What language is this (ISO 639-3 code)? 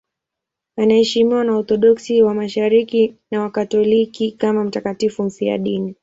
swa